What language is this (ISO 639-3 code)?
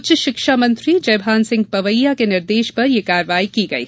hin